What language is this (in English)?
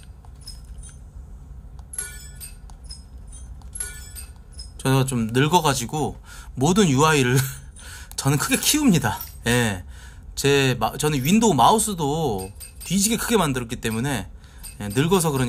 Korean